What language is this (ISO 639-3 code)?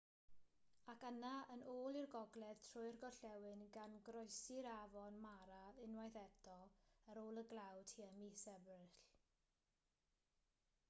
cym